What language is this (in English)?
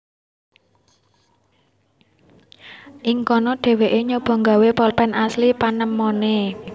Javanese